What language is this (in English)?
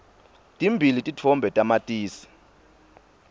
Swati